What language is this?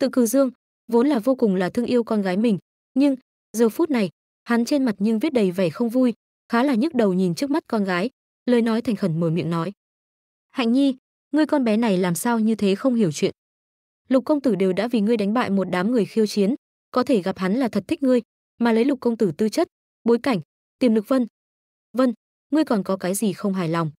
Vietnamese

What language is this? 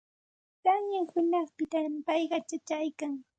Santa Ana de Tusi Pasco Quechua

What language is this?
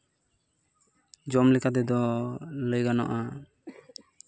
Santali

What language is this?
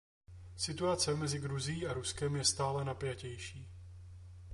Czech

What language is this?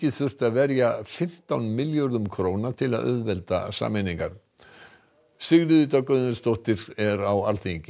Icelandic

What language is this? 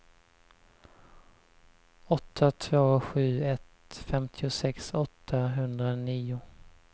Swedish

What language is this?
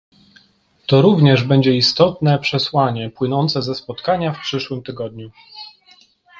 Polish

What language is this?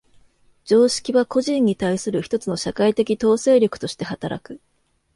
Japanese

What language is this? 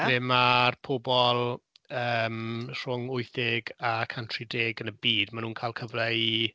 Welsh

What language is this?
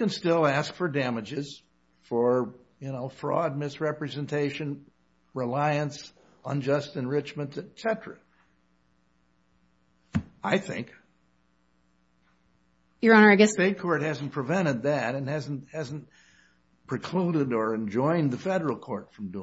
English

